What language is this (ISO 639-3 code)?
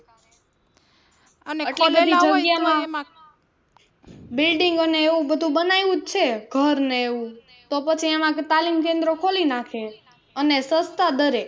guj